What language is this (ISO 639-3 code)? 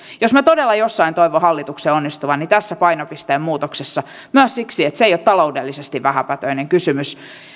fin